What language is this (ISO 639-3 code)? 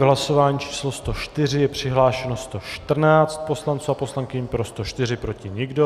ces